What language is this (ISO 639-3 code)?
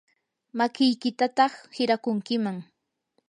qur